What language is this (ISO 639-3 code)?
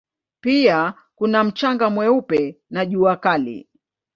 swa